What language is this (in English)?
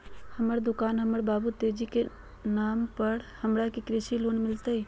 Magahi